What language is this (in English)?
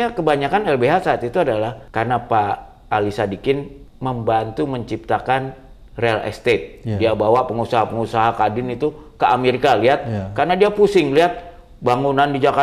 Indonesian